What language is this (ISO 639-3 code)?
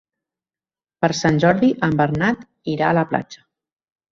cat